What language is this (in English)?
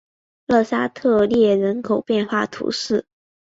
Chinese